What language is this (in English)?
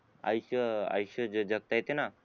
Marathi